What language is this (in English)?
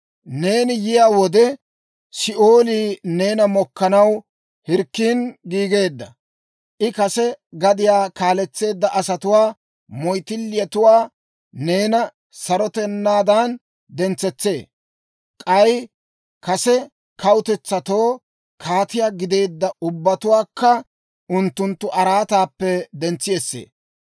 Dawro